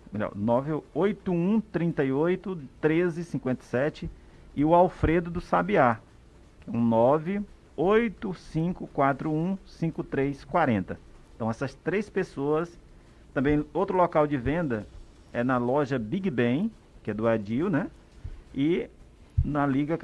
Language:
Portuguese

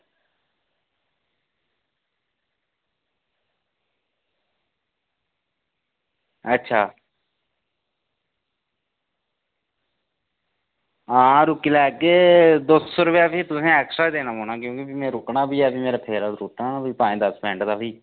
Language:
Dogri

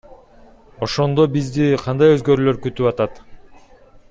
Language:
Kyrgyz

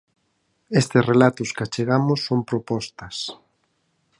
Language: Galician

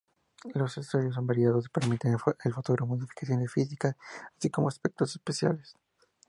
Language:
Spanish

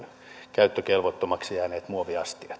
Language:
Finnish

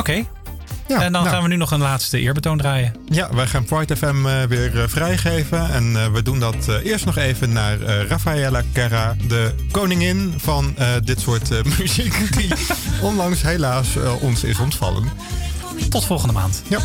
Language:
Dutch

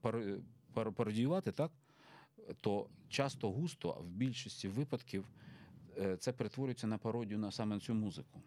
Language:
Ukrainian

